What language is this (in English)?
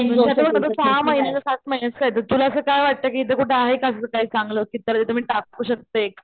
Marathi